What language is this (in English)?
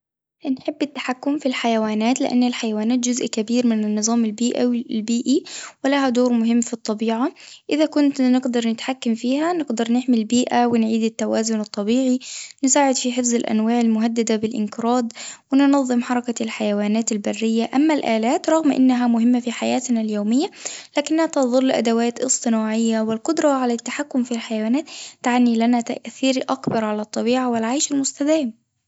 Tunisian Arabic